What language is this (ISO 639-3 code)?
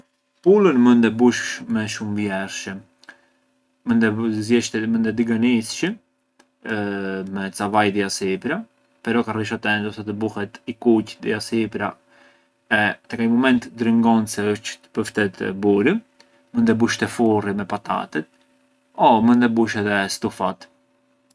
aae